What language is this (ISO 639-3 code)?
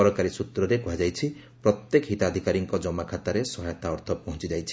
ori